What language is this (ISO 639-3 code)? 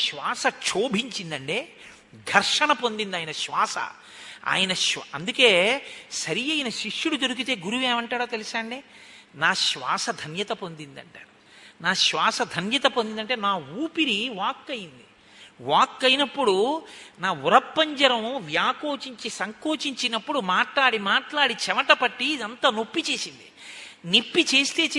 tel